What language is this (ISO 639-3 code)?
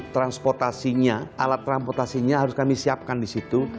ind